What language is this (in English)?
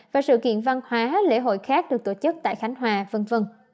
Vietnamese